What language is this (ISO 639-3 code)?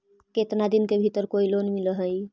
mag